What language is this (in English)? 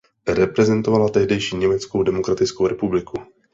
Czech